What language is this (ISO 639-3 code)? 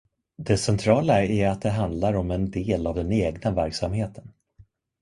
swe